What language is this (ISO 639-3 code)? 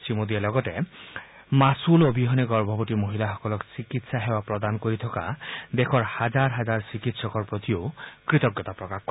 asm